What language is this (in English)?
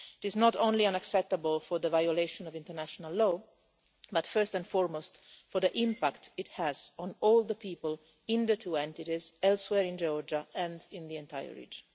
English